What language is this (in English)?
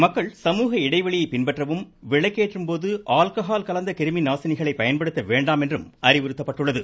Tamil